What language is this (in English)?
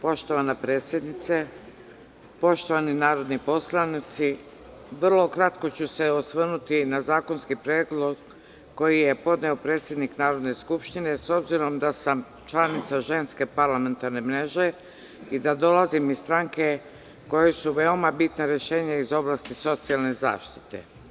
Serbian